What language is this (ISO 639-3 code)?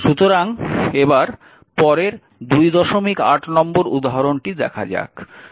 ben